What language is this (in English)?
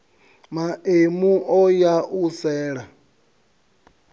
Venda